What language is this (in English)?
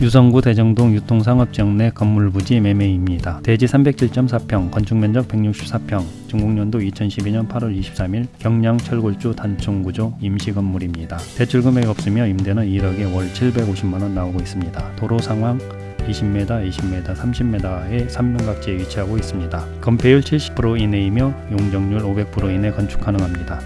Korean